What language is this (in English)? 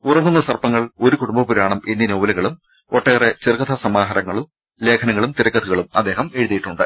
Malayalam